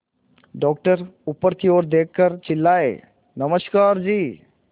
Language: Hindi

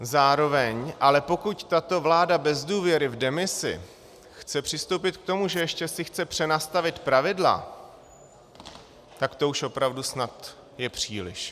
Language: Czech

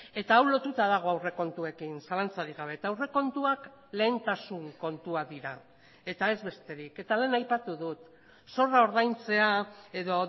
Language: Basque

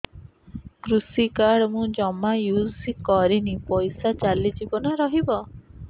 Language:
Odia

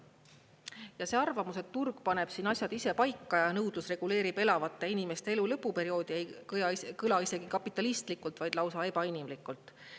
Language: Estonian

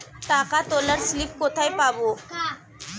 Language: Bangla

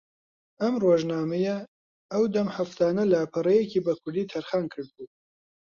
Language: Central Kurdish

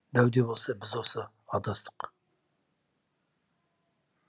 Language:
Kazakh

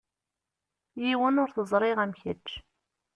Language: Kabyle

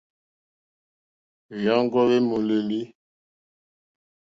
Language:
Mokpwe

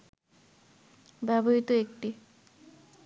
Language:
Bangla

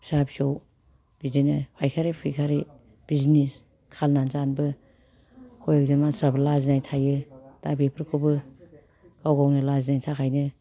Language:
Bodo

